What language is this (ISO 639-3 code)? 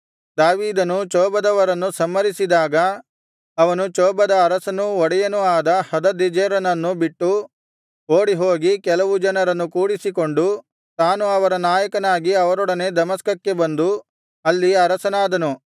kan